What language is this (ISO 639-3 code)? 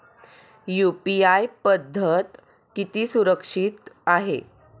mar